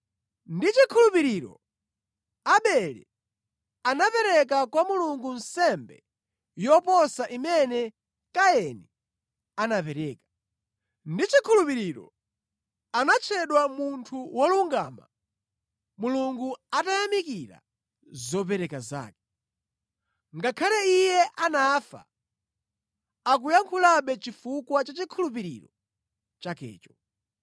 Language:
Nyanja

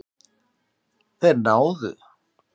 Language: Icelandic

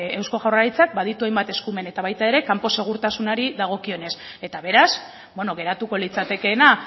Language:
Basque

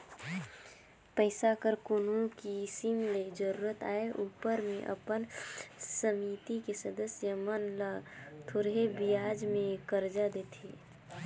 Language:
Chhattisgarhi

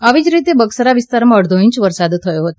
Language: Gujarati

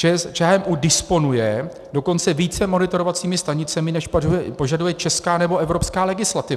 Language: Czech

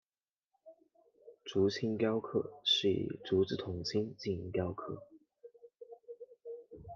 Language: Chinese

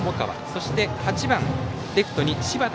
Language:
Japanese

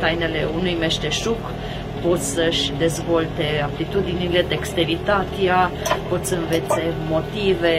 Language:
Romanian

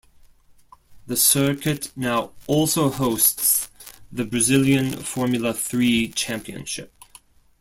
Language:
English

